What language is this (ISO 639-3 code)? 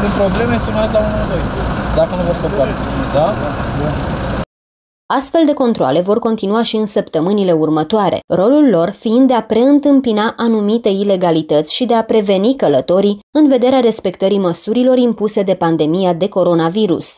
ron